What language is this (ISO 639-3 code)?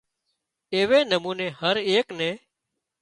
kxp